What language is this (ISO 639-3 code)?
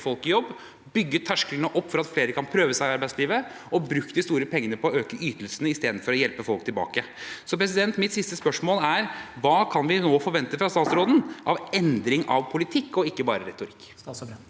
nor